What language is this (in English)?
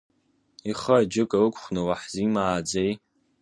Abkhazian